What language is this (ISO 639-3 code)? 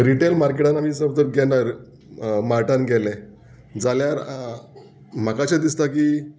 kok